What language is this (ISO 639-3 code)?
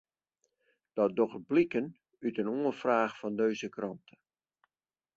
fry